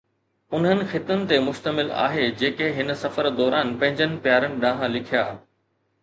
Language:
Sindhi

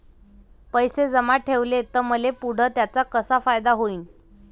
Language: Marathi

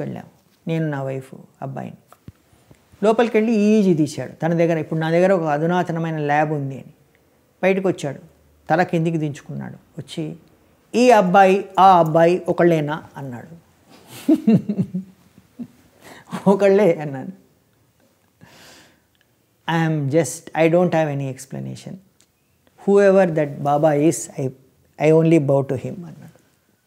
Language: Hindi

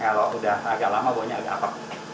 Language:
Indonesian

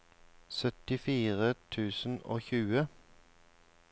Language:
Norwegian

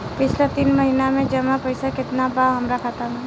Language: Bhojpuri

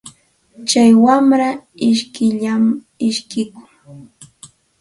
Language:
Santa Ana de Tusi Pasco Quechua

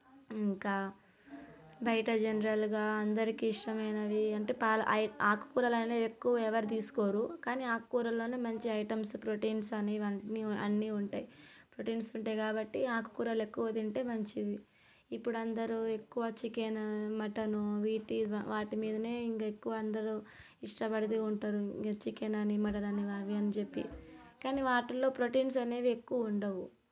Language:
Telugu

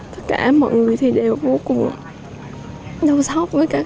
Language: Vietnamese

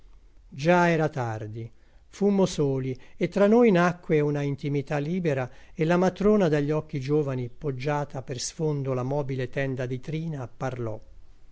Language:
Italian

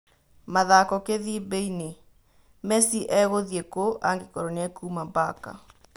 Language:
Kikuyu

